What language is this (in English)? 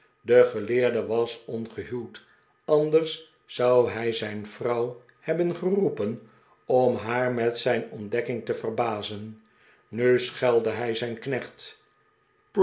Dutch